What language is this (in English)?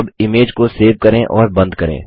Hindi